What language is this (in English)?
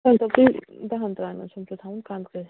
Kashmiri